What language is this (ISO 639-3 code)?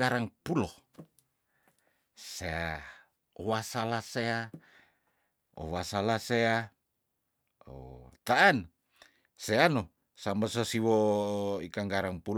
tdn